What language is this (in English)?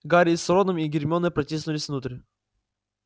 Russian